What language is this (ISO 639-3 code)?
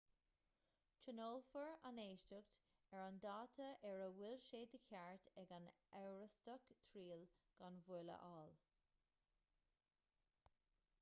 gle